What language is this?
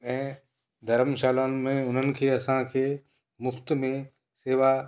Sindhi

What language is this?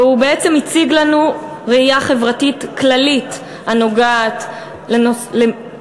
Hebrew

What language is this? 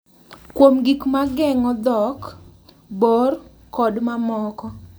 Luo (Kenya and Tanzania)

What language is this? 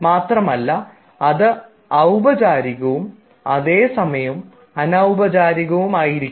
Malayalam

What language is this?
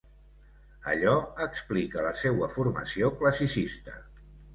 Catalan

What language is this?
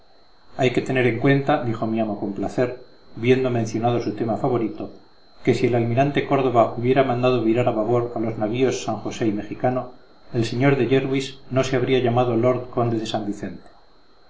Spanish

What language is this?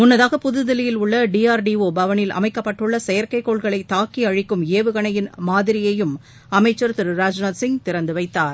Tamil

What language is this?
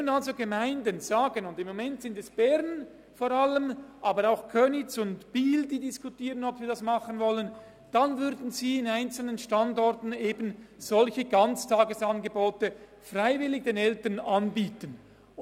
Swiss German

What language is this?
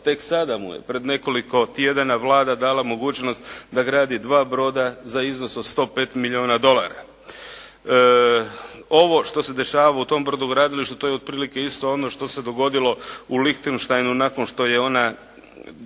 Croatian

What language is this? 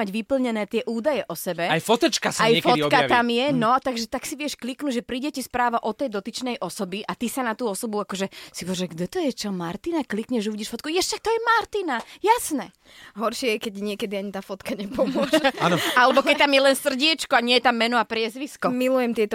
Slovak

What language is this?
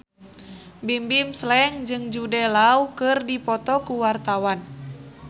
Sundanese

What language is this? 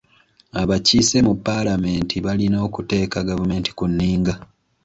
Ganda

